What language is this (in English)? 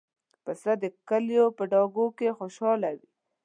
Pashto